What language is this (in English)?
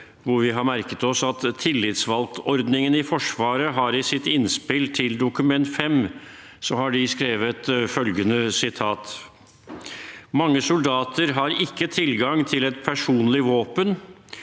Norwegian